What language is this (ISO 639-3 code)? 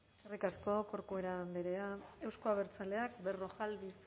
eus